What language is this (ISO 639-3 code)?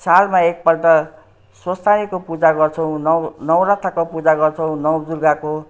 nep